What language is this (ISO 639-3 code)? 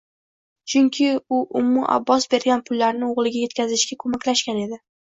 uzb